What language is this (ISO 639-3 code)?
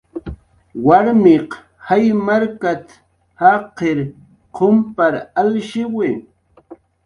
jqr